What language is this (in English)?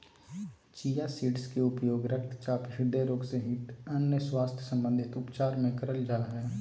Magahi